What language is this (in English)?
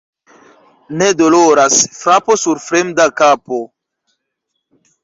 Esperanto